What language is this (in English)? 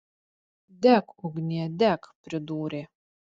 Lithuanian